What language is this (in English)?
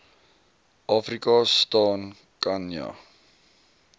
Afrikaans